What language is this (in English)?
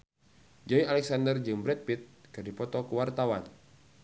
Sundanese